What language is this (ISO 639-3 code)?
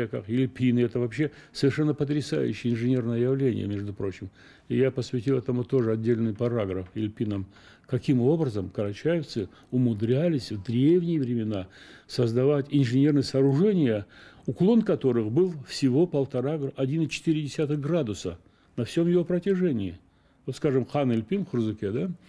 rus